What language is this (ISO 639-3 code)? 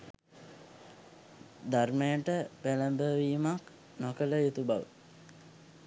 sin